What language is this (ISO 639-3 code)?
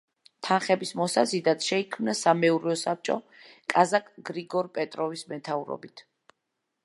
kat